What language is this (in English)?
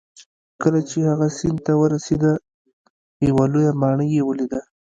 Pashto